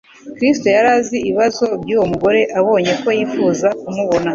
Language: Kinyarwanda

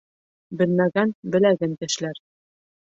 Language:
Bashkir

